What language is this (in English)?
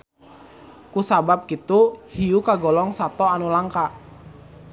Sundanese